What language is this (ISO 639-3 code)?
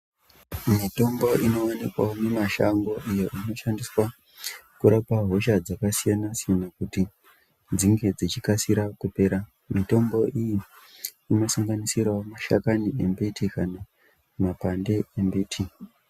ndc